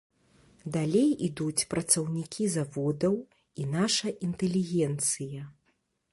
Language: Belarusian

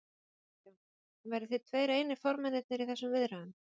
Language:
Icelandic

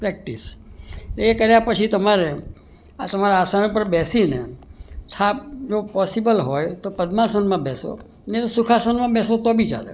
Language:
Gujarati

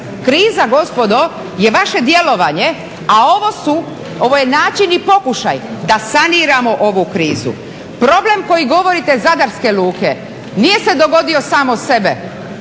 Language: Croatian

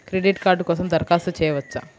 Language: Telugu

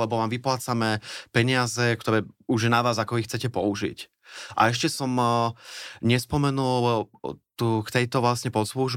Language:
Slovak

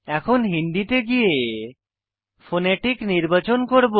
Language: Bangla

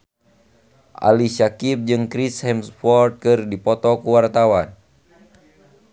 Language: Sundanese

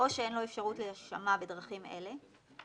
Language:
Hebrew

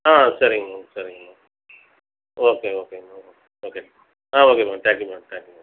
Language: Tamil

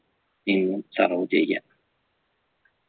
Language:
Malayalam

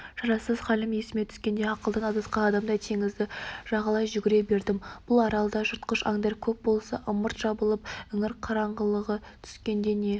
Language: Kazakh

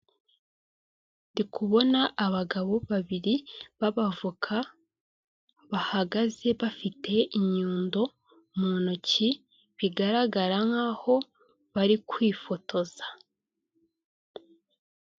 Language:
Kinyarwanda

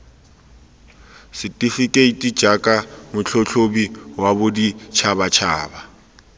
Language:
Tswana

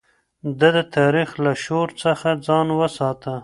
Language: Pashto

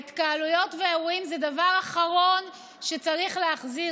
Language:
Hebrew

